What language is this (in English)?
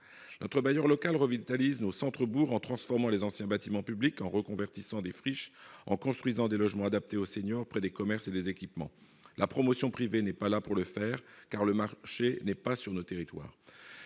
French